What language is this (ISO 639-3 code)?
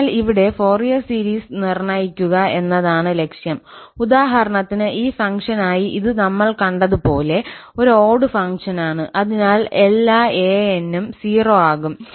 mal